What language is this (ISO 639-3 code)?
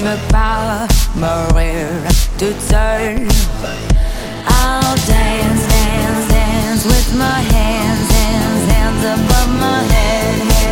hun